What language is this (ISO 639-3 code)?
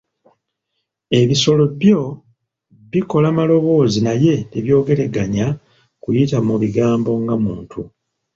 lug